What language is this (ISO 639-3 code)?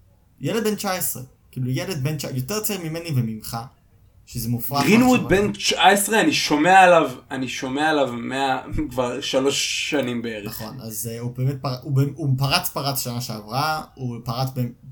heb